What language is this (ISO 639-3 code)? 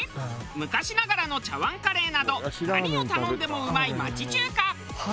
jpn